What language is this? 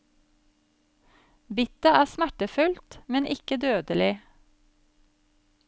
Norwegian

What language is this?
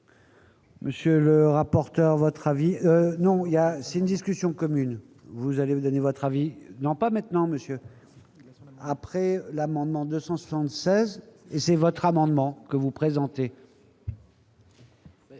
French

